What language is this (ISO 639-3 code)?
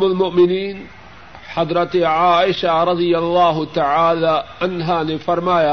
urd